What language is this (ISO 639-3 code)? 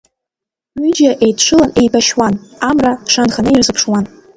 abk